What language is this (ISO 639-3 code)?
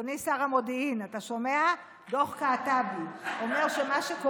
heb